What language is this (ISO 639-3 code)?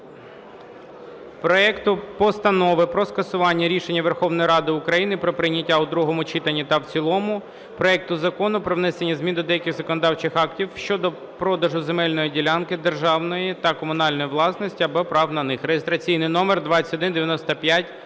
ukr